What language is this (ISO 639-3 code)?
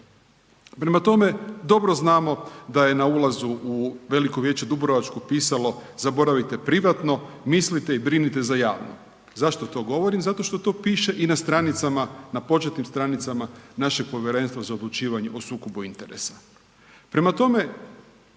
hrv